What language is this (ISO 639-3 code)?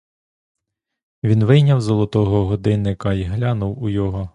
ukr